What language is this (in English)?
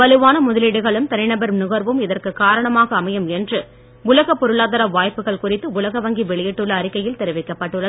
Tamil